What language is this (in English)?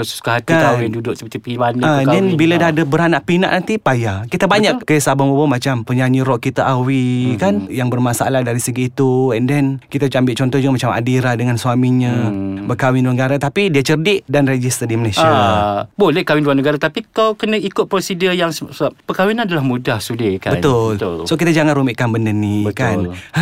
Malay